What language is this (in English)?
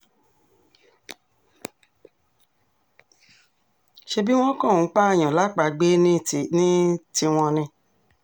Yoruba